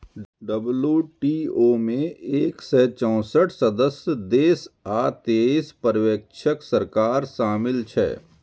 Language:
Maithili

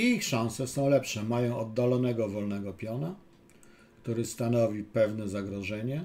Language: Polish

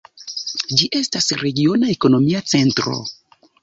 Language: Esperanto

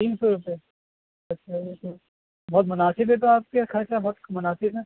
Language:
Urdu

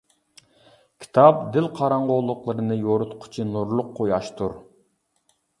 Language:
Uyghur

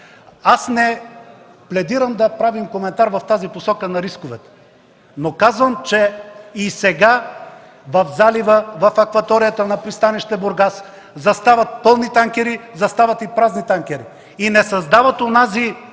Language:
Bulgarian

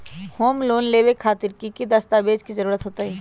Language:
Magahi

